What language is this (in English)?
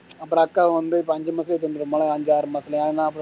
Tamil